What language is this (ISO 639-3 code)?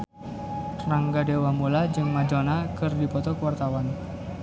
sun